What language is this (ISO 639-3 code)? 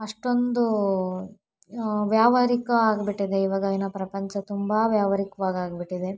kan